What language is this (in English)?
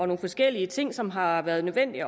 Danish